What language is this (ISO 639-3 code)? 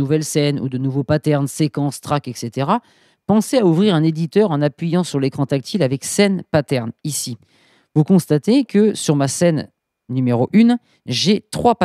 fra